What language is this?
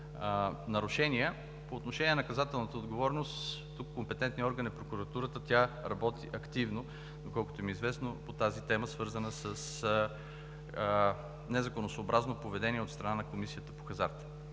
Bulgarian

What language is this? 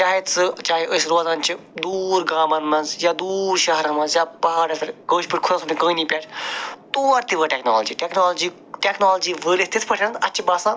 Kashmiri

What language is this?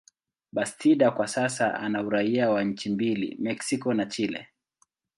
Swahili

